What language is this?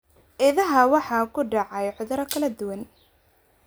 Somali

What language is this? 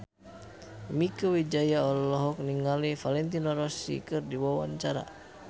Sundanese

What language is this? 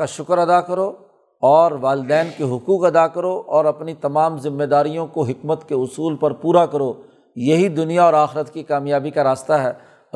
Urdu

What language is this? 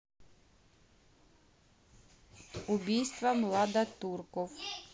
Russian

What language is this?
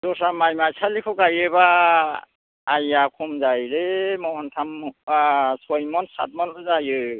Bodo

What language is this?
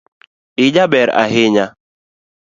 Luo (Kenya and Tanzania)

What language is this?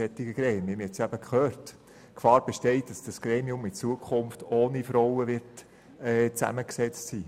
Swiss German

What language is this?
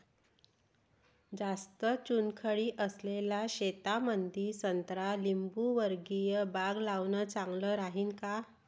Marathi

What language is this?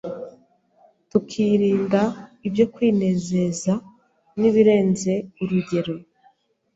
Kinyarwanda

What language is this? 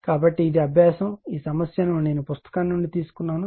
Telugu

